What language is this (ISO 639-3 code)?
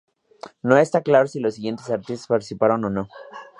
spa